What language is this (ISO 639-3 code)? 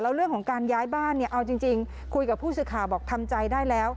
tha